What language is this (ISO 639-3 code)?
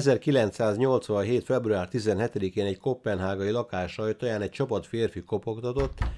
hun